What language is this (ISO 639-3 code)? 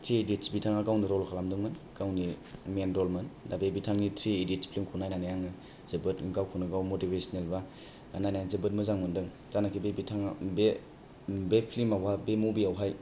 brx